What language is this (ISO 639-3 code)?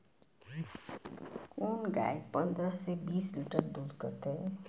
mai